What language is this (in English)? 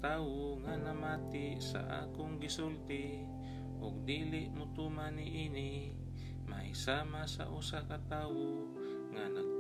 Filipino